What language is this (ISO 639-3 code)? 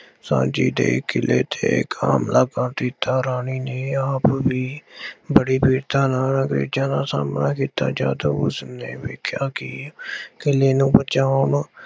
pan